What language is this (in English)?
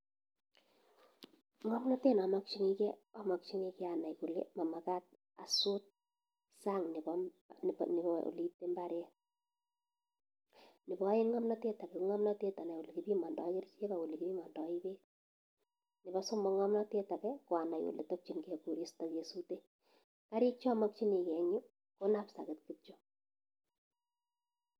Kalenjin